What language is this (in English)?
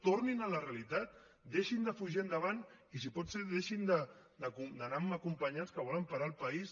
Catalan